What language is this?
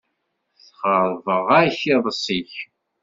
Kabyle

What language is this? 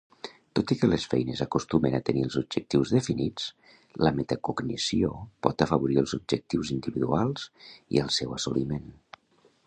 Catalan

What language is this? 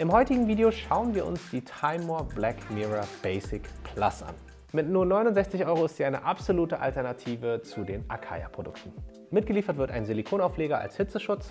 German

